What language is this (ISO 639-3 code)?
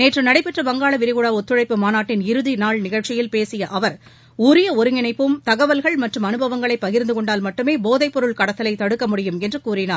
tam